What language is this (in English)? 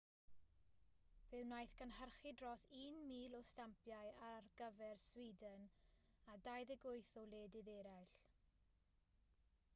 Welsh